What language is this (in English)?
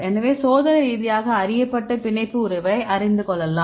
Tamil